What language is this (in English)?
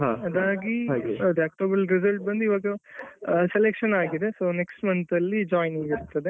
Kannada